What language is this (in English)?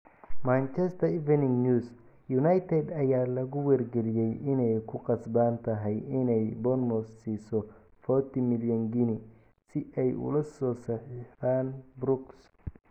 Somali